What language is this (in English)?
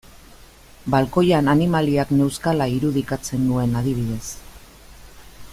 Basque